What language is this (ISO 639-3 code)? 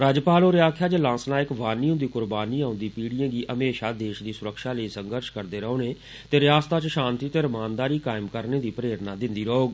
doi